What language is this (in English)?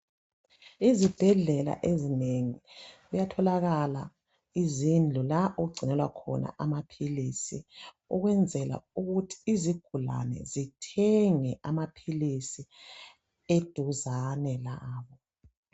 North Ndebele